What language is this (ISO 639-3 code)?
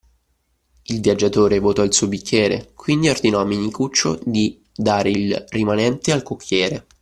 ita